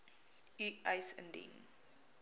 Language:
Afrikaans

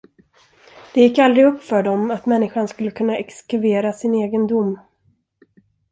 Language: Swedish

